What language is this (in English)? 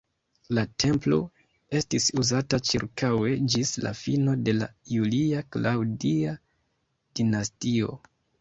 Esperanto